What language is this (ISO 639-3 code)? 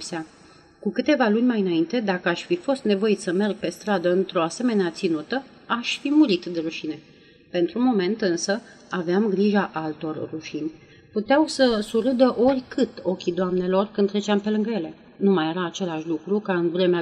ron